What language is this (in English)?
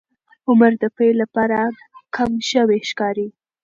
Pashto